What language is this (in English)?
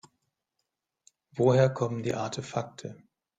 German